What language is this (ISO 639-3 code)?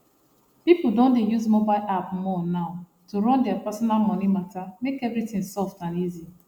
pcm